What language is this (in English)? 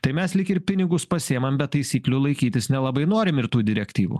Lithuanian